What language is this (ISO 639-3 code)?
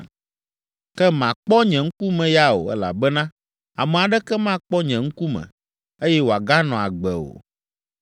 ewe